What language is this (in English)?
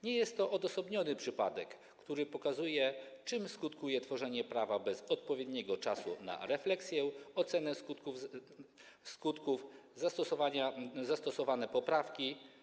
Polish